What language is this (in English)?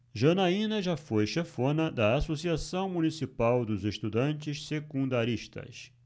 Portuguese